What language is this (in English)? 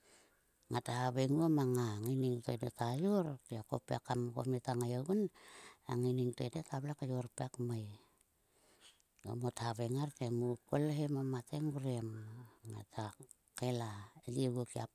Sulka